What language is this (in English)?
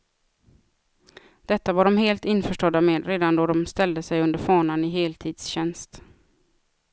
Swedish